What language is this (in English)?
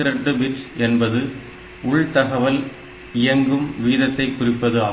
Tamil